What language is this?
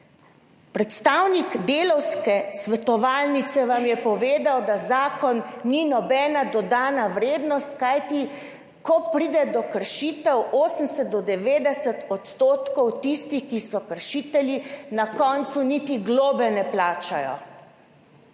Slovenian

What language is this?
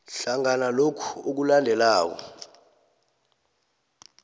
South Ndebele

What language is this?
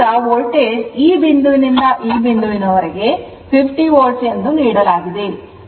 Kannada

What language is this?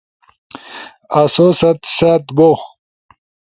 Ushojo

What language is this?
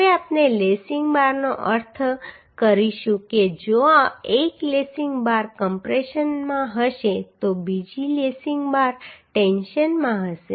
Gujarati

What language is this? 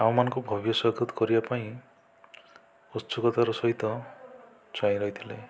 Odia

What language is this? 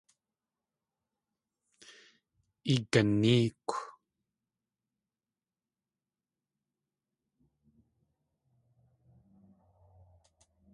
Tlingit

